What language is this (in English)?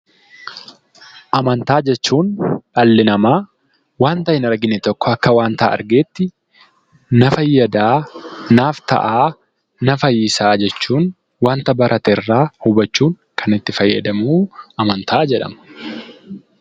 Oromo